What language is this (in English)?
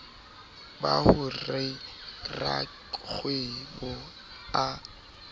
Southern Sotho